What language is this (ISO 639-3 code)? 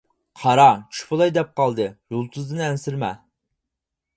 uig